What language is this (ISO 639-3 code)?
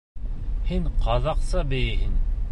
bak